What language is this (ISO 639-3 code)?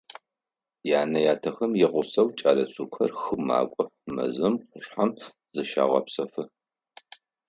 ady